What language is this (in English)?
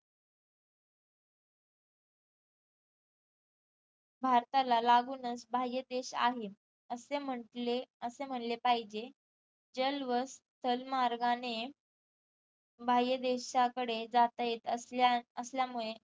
Marathi